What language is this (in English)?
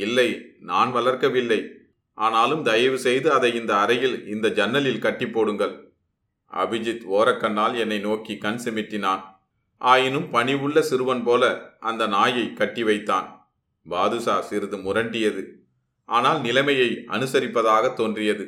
Tamil